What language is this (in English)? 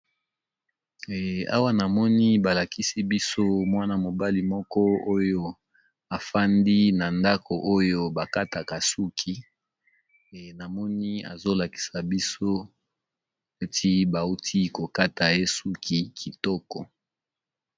Lingala